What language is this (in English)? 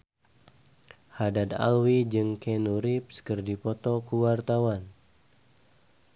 Sundanese